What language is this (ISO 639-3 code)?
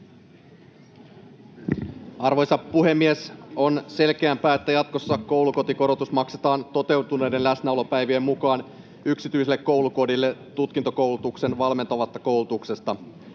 fin